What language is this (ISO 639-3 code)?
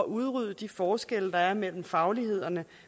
dan